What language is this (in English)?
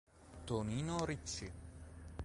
Italian